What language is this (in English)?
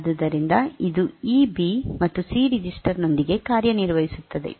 Kannada